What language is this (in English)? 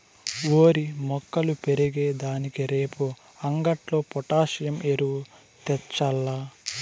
Telugu